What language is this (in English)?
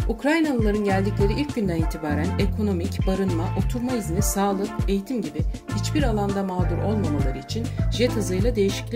Turkish